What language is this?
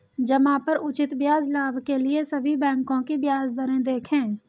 Hindi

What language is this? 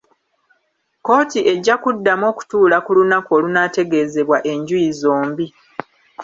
Ganda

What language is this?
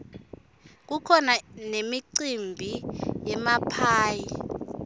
Swati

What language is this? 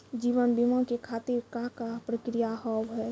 Maithili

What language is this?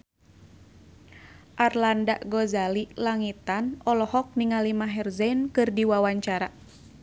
Sundanese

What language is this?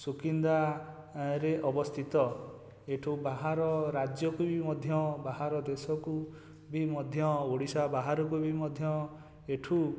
Odia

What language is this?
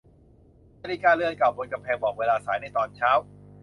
Thai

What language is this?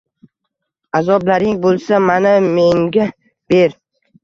Uzbek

